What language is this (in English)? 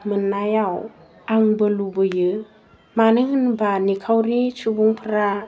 Bodo